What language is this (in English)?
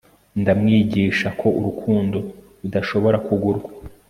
Kinyarwanda